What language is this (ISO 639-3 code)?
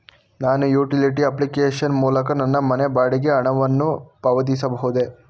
kan